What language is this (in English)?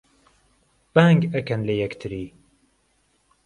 Central Kurdish